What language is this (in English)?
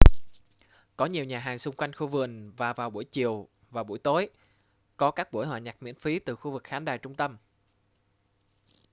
Vietnamese